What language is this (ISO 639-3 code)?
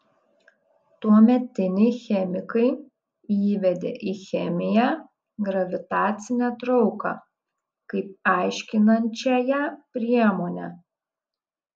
lit